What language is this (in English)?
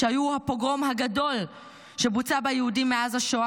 Hebrew